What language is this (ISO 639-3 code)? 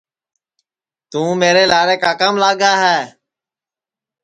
ssi